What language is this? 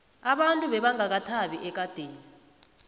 South Ndebele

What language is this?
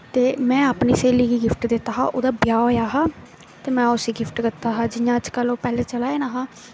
Dogri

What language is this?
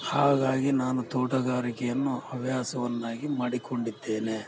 Kannada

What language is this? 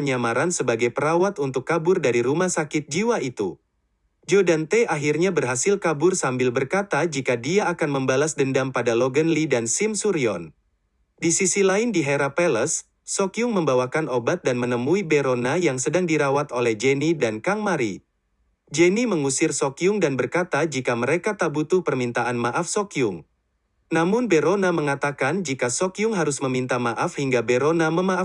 Indonesian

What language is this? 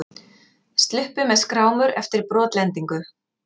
Icelandic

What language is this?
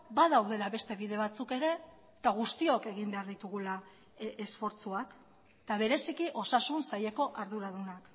Basque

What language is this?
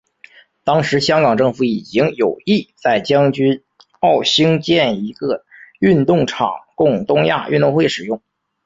Chinese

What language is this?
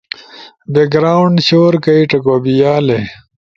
Ushojo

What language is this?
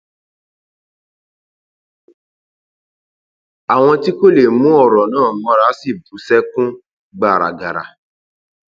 Yoruba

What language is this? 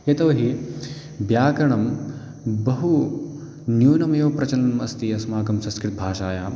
Sanskrit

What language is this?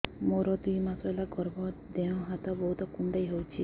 Odia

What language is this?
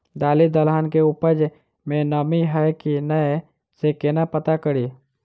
Maithili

